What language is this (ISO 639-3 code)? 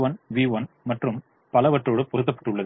tam